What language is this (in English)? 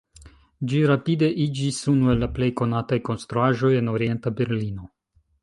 Esperanto